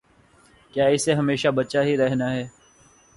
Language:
Urdu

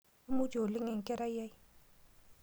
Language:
Masai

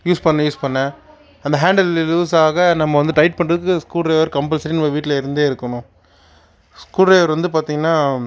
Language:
Tamil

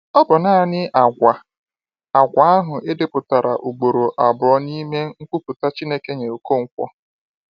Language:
Igbo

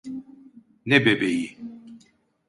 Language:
Turkish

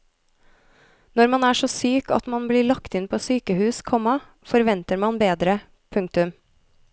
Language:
Norwegian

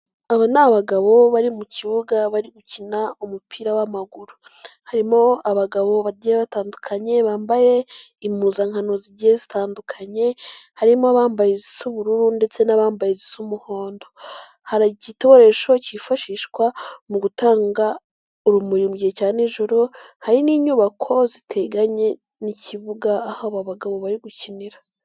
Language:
Kinyarwanda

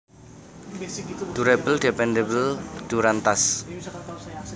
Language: Javanese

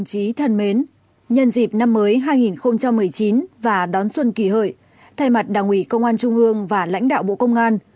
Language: Vietnamese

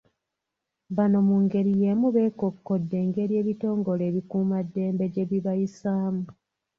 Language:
Ganda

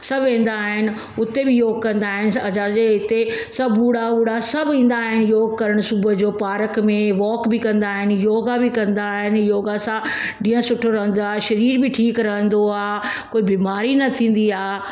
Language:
Sindhi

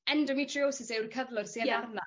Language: Welsh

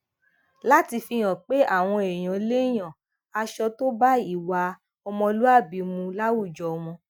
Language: Yoruba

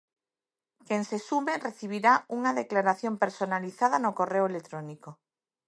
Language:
Galician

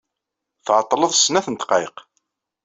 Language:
Kabyle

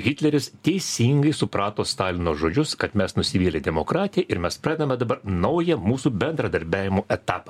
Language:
Lithuanian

